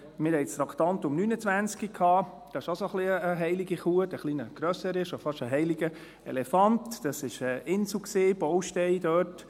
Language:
Swiss German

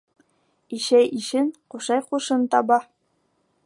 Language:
Bashkir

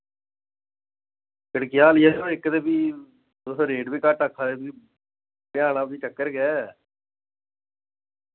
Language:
Dogri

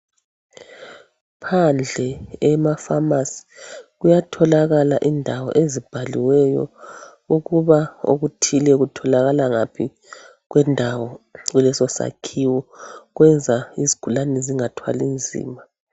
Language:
North Ndebele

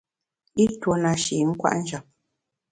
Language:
Bamun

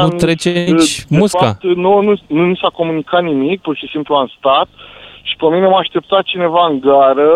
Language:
Romanian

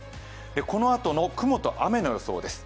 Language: Japanese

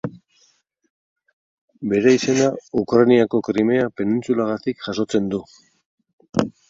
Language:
Basque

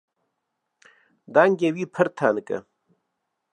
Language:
Kurdish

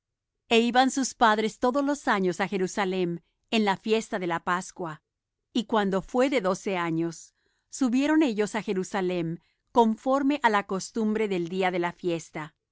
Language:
Spanish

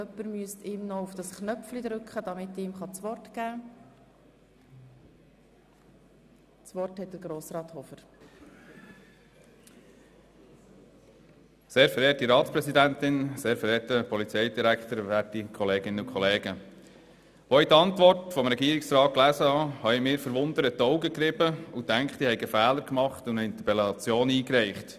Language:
Swiss German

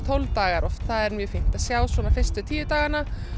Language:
Icelandic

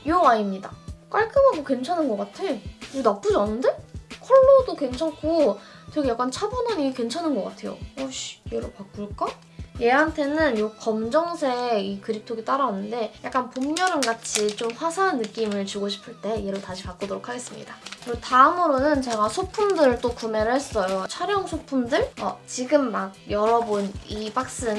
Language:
Korean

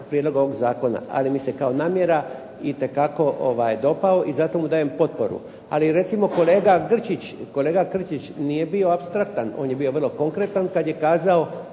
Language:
Croatian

